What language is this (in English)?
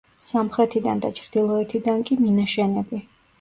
Georgian